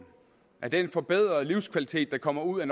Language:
Danish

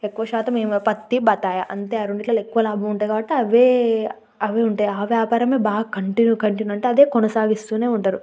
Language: Telugu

